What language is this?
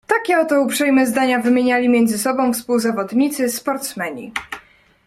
Polish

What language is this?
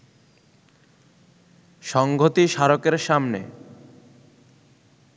Bangla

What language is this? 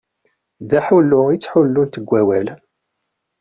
Kabyle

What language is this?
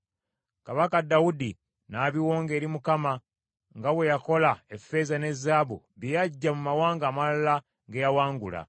Ganda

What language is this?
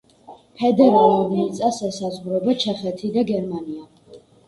Georgian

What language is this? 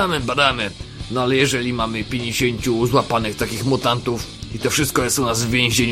Polish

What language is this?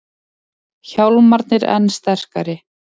Icelandic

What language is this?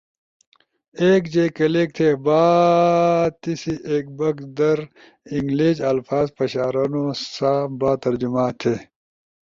Ushojo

